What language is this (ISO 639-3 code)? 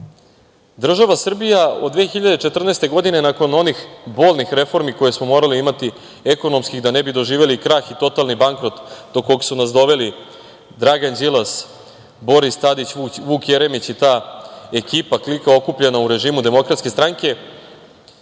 srp